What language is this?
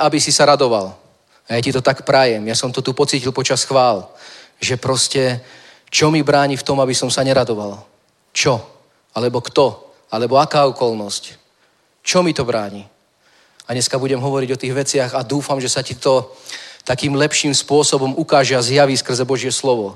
Czech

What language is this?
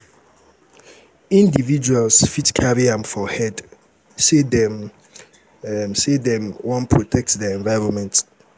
Nigerian Pidgin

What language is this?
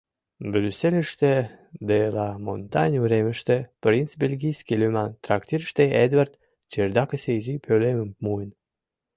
Mari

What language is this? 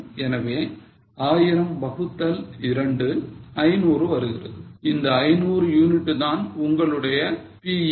Tamil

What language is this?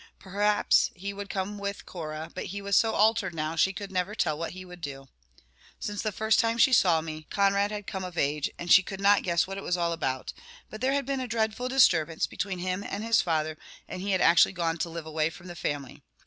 English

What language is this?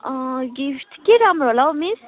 Nepali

